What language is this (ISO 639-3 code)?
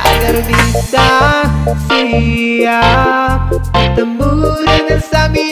ind